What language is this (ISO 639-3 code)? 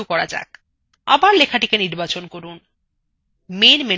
ben